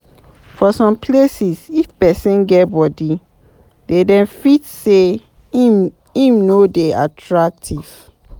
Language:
Nigerian Pidgin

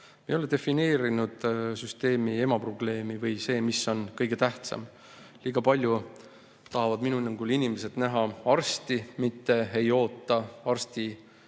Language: Estonian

